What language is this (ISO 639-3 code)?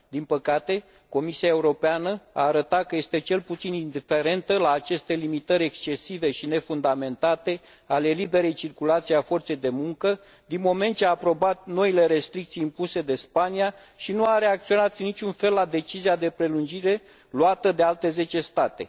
ron